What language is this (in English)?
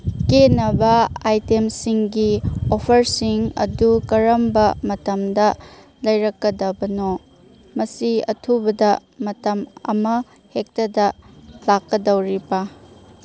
Manipuri